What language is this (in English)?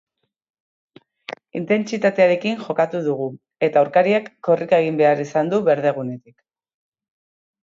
Basque